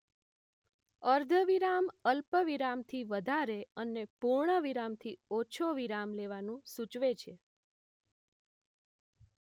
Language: Gujarati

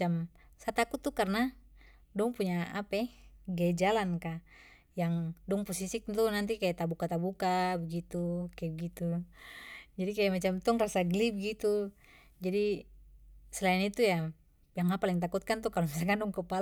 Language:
Papuan Malay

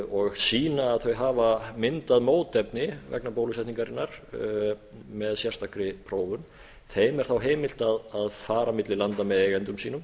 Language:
Icelandic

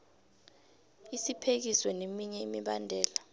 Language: South Ndebele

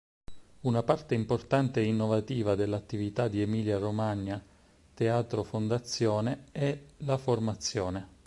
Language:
Italian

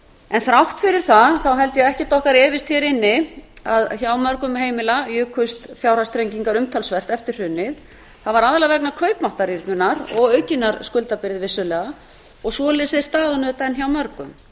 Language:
Icelandic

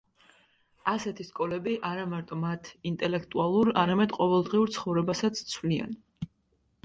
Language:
Georgian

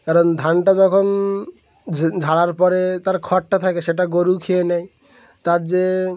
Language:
Bangla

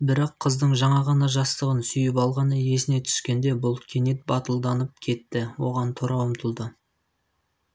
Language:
Kazakh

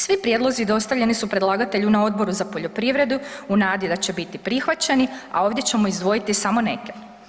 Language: Croatian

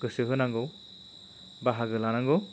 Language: Bodo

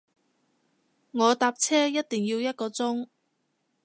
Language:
Cantonese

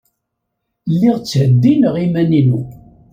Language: Kabyle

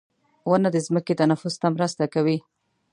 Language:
Pashto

